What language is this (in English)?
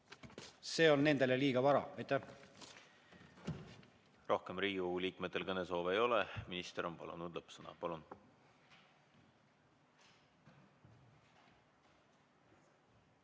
Estonian